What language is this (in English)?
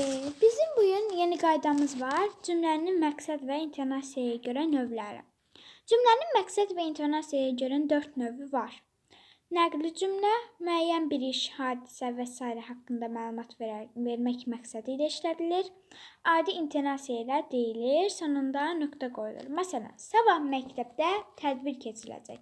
Turkish